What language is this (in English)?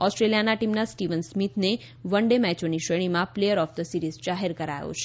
Gujarati